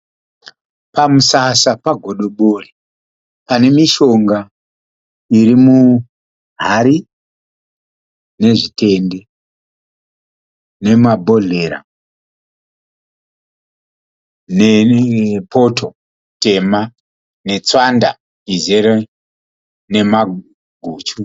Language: Shona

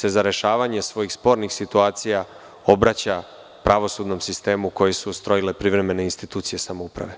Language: Serbian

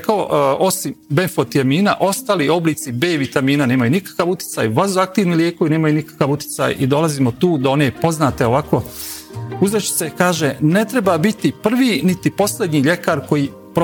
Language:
Croatian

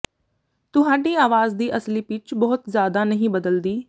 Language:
Punjabi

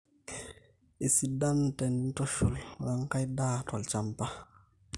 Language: Masai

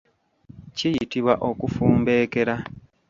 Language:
Ganda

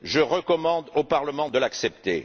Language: French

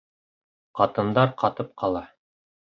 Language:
Bashkir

